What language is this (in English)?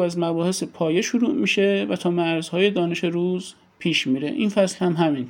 Persian